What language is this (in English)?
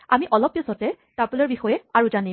Assamese